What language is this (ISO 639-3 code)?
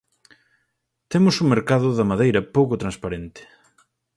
glg